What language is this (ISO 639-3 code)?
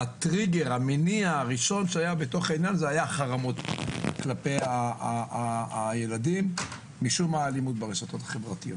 heb